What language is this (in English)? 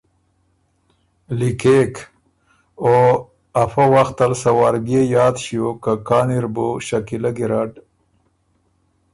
Ormuri